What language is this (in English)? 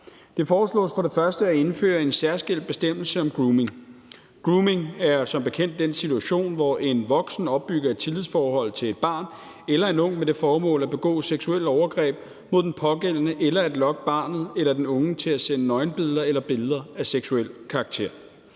Danish